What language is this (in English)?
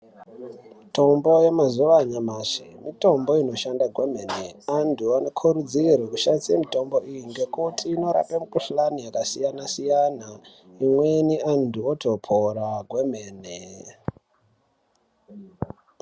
Ndau